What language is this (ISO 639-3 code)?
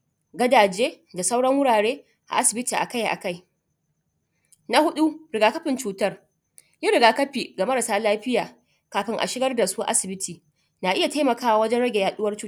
hau